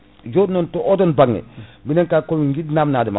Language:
Fula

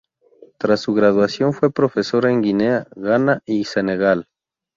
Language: Spanish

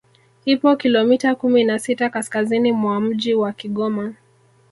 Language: Swahili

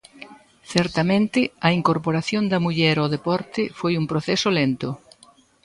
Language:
Galician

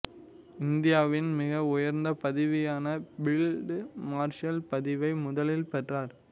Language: Tamil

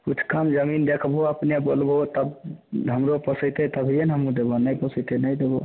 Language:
Maithili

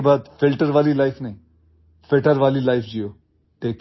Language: Odia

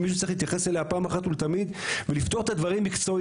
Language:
Hebrew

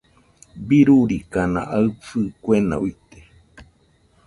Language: Nüpode Huitoto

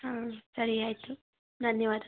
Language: Kannada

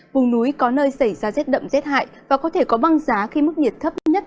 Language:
Vietnamese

